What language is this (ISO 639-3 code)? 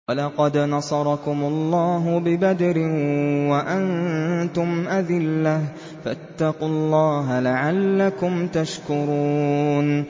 ara